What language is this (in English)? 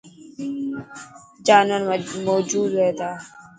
Dhatki